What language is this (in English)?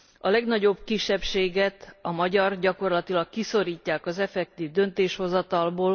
Hungarian